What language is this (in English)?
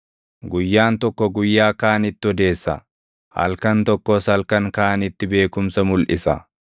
Oromo